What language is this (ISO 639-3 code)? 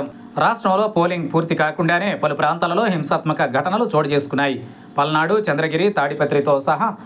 tel